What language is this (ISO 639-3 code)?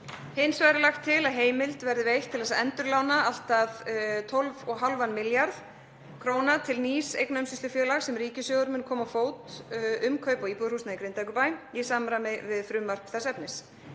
isl